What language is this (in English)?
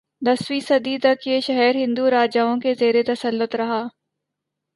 Urdu